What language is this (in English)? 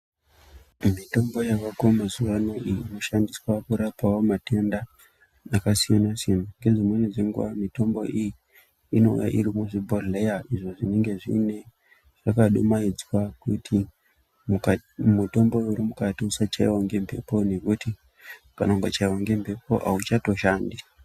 Ndau